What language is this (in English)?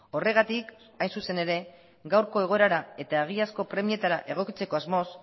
Basque